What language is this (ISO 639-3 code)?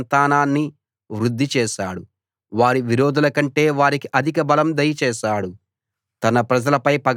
tel